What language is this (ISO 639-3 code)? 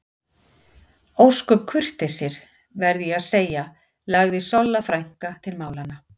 isl